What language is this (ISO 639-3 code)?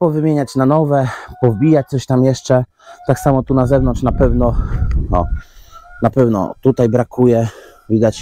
pol